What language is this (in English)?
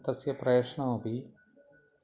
Sanskrit